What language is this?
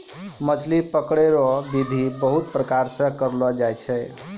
Maithili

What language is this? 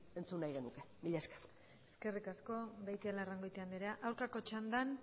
Basque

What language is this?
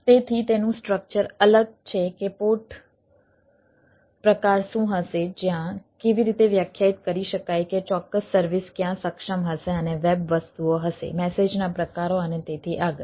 Gujarati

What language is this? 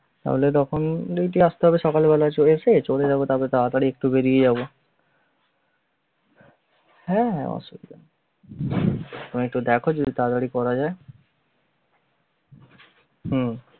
Bangla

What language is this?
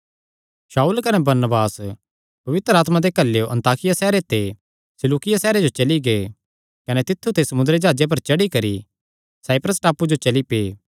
Kangri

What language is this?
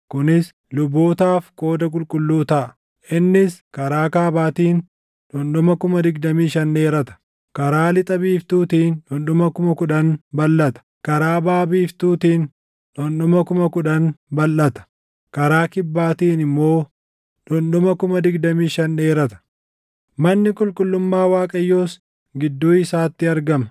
Oromo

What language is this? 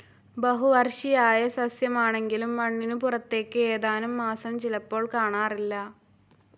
Malayalam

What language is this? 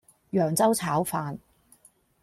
Cantonese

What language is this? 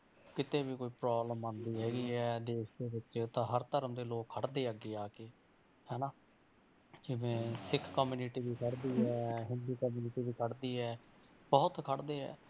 Punjabi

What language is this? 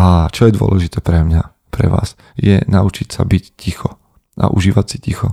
Slovak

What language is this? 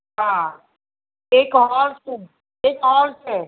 Gujarati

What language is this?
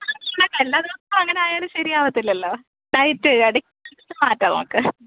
Malayalam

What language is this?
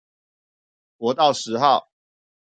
Chinese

